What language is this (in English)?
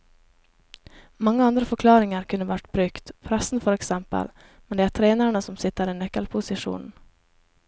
Norwegian